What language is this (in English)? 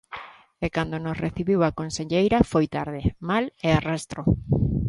Galician